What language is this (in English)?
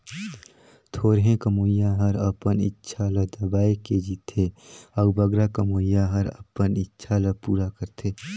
Chhattisgarhi